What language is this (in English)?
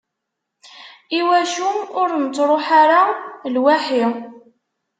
Kabyle